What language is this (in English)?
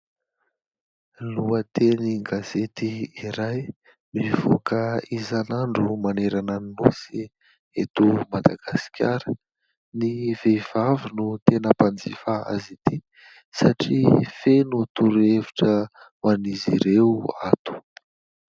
Malagasy